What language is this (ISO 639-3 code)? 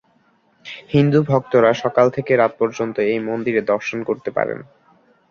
ben